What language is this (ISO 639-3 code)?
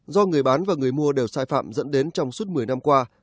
vie